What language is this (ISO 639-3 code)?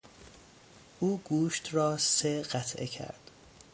fas